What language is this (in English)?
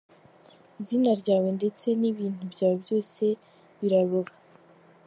Kinyarwanda